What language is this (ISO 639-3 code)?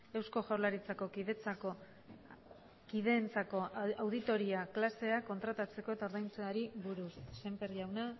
eus